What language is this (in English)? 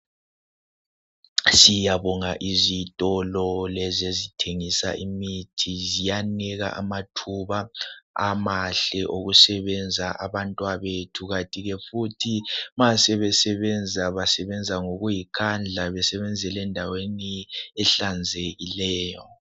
North Ndebele